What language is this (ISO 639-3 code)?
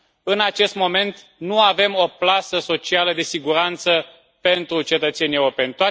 ron